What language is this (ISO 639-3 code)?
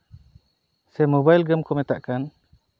sat